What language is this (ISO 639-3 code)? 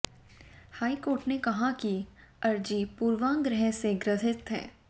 hin